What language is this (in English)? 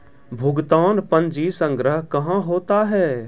Maithili